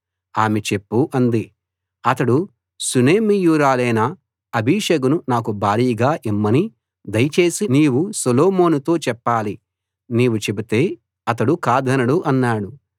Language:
Telugu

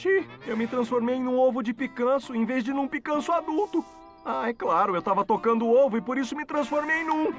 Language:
Portuguese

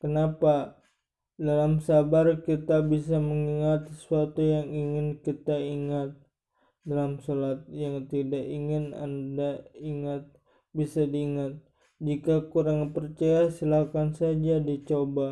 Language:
Indonesian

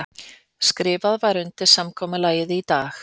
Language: Icelandic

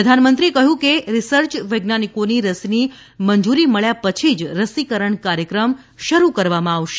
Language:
Gujarati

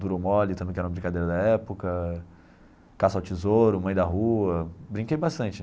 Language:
Portuguese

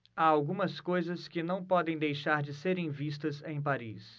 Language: Portuguese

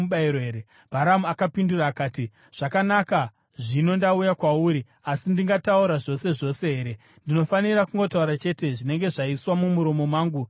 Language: Shona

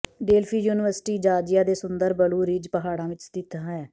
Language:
Punjabi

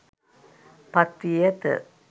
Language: Sinhala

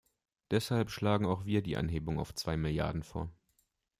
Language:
German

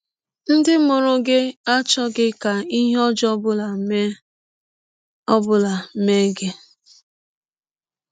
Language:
Igbo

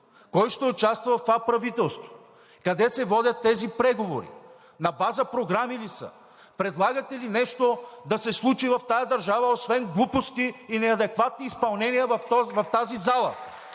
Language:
Bulgarian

